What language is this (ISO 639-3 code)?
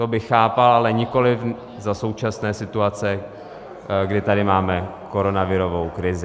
ces